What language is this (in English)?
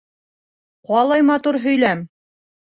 Bashkir